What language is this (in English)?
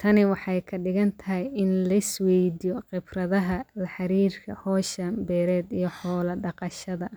Somali